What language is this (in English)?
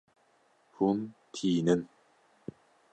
Kurdish